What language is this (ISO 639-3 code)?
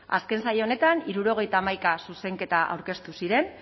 eus